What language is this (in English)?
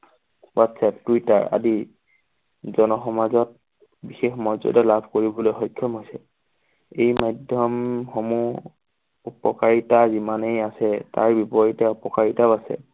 Assamese